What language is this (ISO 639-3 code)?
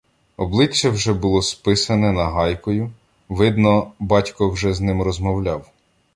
ukr